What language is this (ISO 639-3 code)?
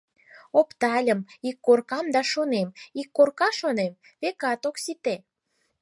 chm